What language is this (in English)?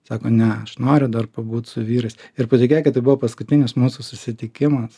Lithuanian